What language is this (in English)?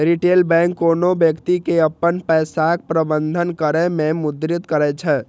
Maithili